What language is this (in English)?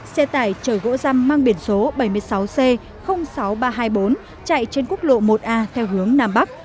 Vietnamese